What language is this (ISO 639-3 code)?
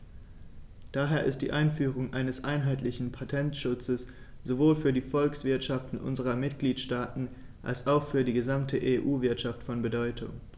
deu